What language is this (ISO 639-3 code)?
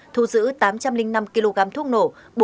vie